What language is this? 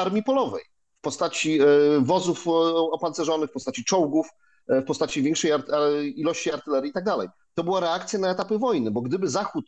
Polish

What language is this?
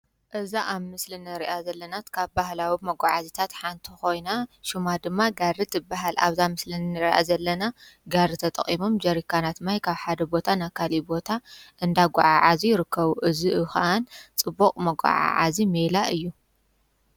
Tigrinya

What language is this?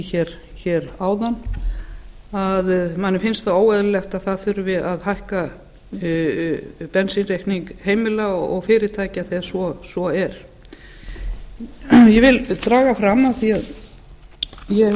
Icelandic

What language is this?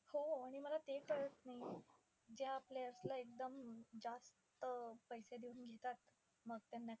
Marathi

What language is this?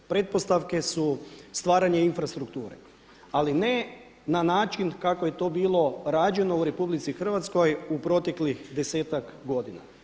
Croatian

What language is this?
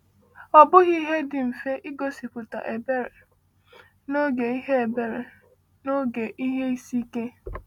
Igbo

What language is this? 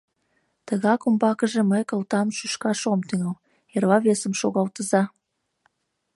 Mari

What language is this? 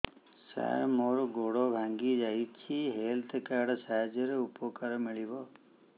Odia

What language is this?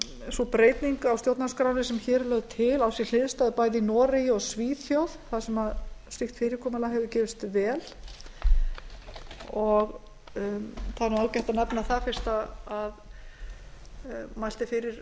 Icelandic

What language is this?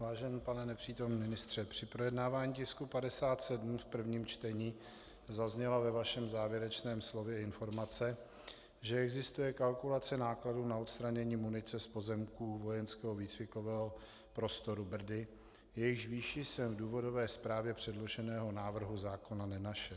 Czech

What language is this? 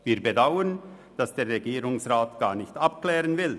Swiss German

